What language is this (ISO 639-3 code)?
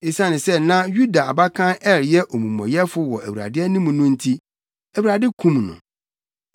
aka